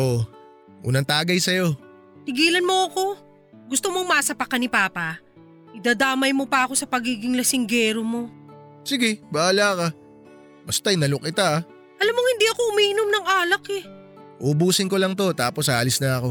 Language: Filipino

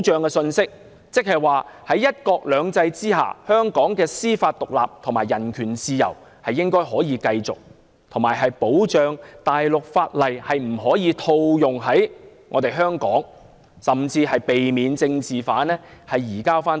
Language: Cantonese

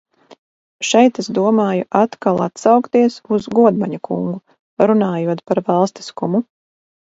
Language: Latvian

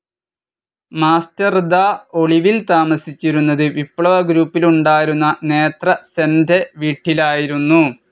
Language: Malayalam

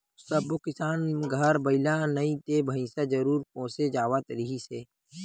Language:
Chhattisgarhi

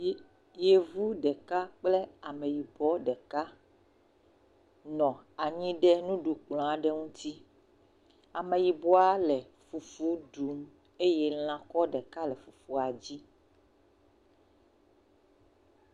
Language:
Ewe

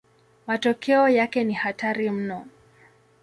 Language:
Swahili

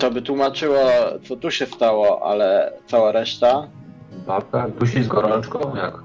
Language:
Polish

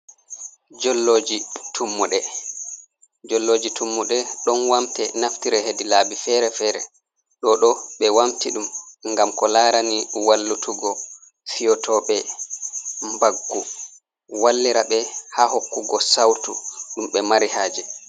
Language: Fula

